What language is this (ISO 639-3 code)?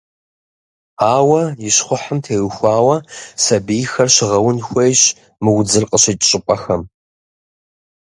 kbd